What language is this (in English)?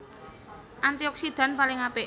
Javanese